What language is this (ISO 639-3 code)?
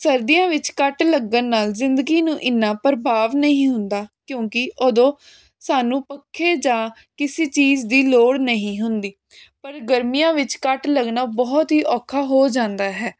pan